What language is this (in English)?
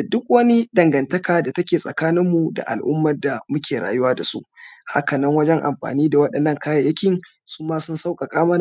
Hausa